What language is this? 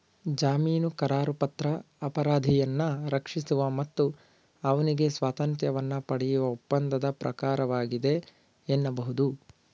Kannada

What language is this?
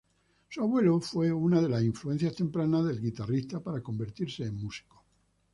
Spanish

